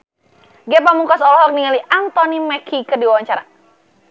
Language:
Sundanese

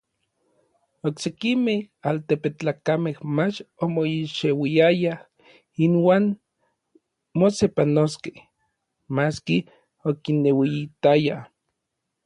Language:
Orizaba Nahuatl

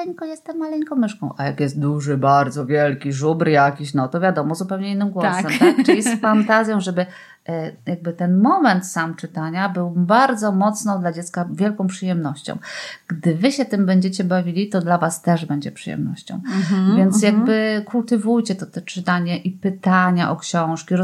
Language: Polish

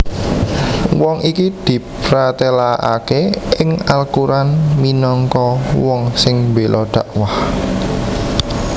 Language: Javanese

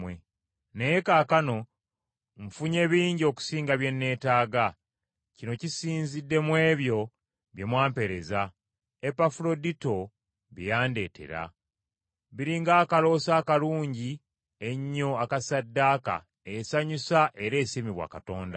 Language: Ganda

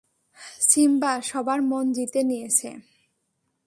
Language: Bangla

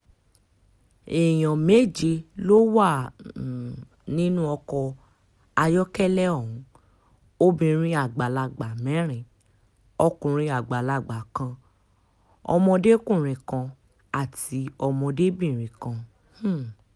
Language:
Yoruba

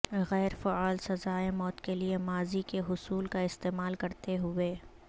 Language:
Urdu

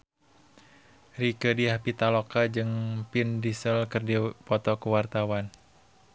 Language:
Sundanese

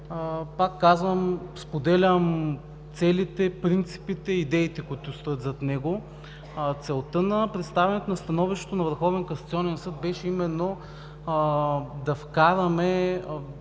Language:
Bulgarian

